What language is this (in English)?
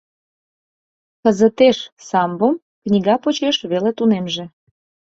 Mari